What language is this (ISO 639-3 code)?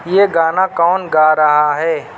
urd